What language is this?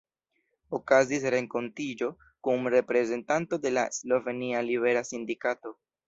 Esperanto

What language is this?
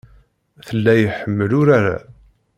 Kabyle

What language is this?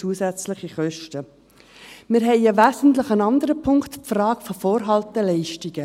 Swiss German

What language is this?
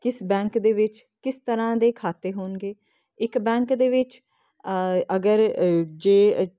Punjabi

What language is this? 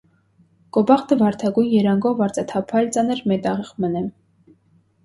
Armenian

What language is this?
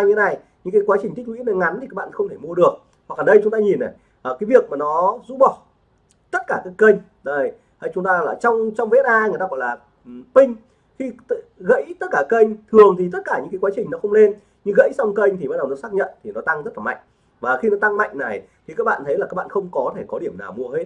Vietnamese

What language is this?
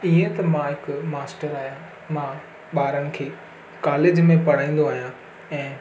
Sindhi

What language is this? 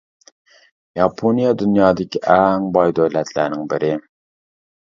Uyghur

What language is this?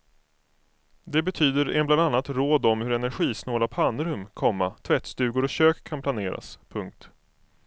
Swedish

